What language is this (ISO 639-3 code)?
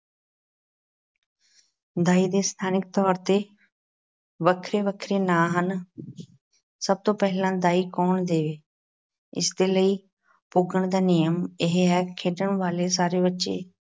pan